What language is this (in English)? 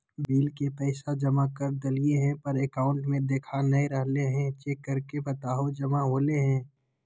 Magahi